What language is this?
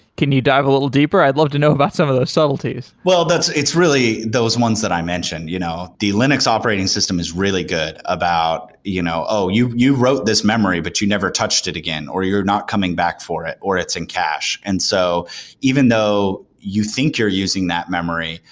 English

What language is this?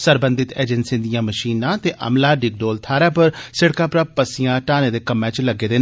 Dogri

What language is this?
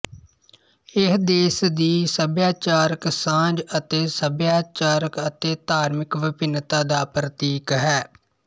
Punjabi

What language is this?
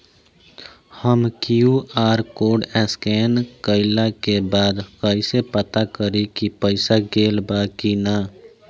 Bhojpuri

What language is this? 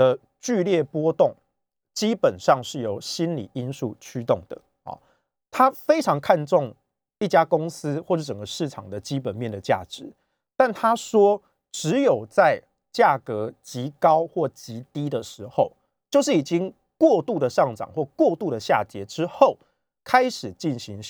Chinese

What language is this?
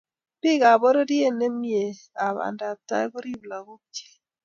Kalenjin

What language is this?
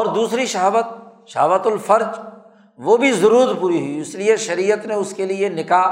Urdu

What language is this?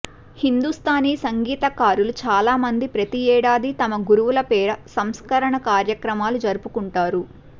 Telugu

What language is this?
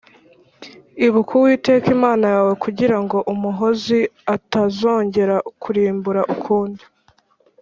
Kinyarwanda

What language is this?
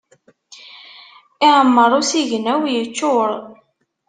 Kabyle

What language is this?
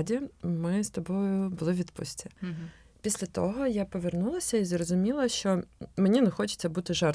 Ukrainian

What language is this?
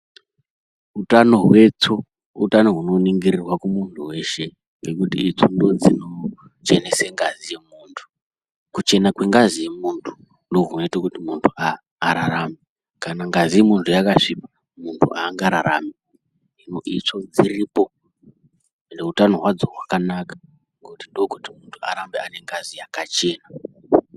Ndau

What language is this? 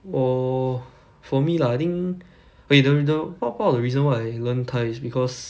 English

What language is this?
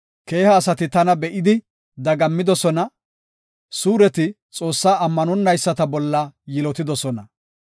Gofa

